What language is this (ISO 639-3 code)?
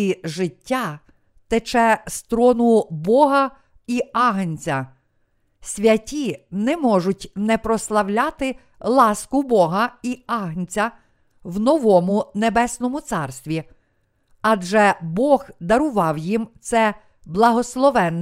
ukr